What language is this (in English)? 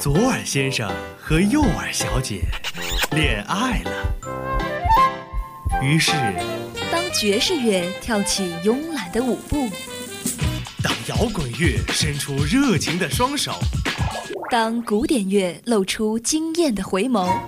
Chinese